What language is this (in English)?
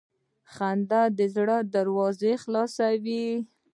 Pashto